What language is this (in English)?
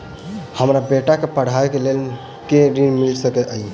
Maithili